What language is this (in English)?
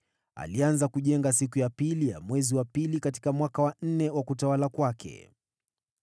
Swahili